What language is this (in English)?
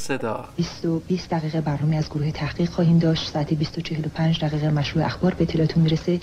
Persian